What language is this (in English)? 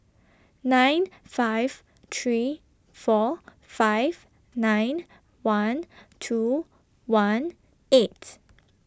English